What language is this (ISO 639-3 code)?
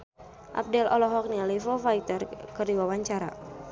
sun